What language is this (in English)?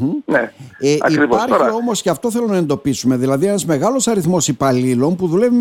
Greek